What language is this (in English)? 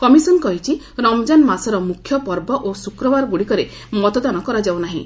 Odia